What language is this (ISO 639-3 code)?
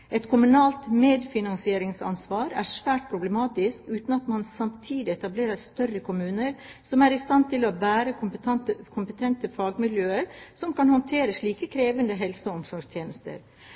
nob